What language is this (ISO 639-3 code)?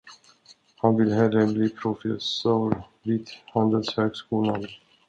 swe